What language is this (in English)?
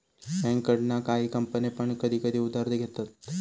Marathi